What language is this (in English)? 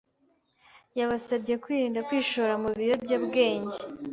Kinyarwanda